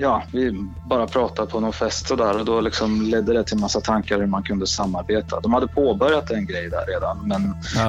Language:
Swedish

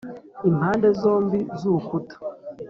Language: Kinyarwanda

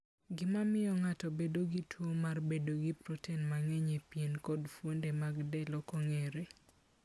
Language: Luo (Kenya and Tanzania)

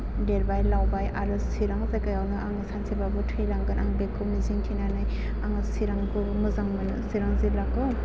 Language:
Bodo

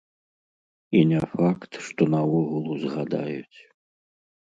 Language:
Belarusian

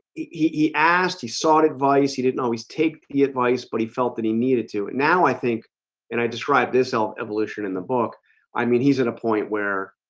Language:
English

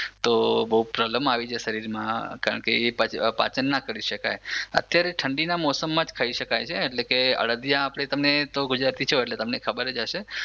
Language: Gujarati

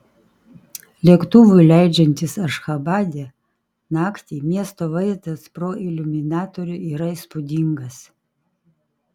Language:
Lithuanian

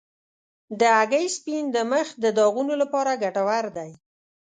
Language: Pashto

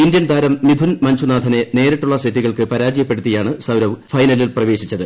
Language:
Malayalam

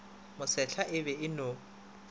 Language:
Northern Sotho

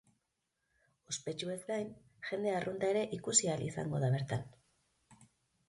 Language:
Basque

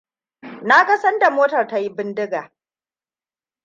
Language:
Hausa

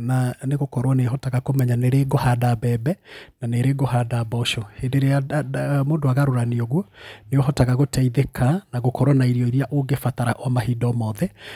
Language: Kikuyu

